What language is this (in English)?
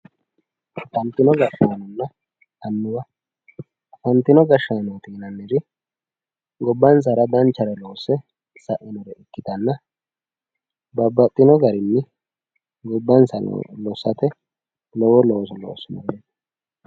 Sidamo